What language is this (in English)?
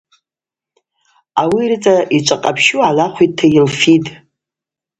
Abaza